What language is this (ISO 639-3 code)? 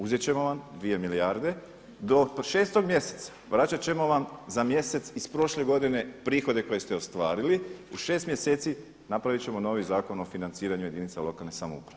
hrv